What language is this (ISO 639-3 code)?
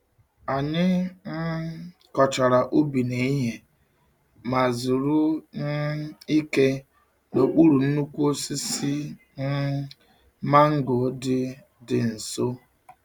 ibo